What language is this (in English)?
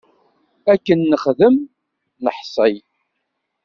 Kabyle